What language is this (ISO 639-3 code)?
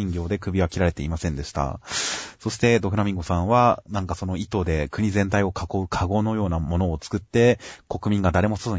jpn